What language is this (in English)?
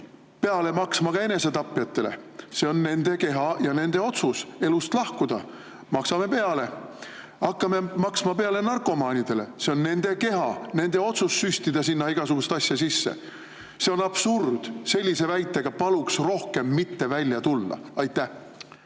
Estonian